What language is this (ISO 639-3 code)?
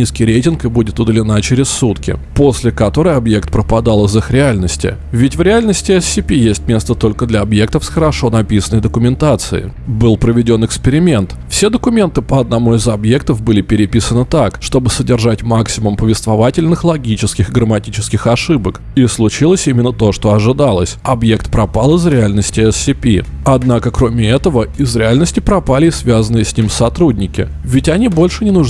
rus